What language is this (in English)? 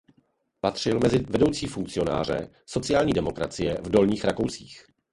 Czech